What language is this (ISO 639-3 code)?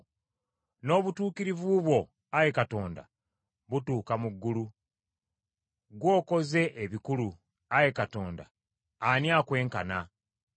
lug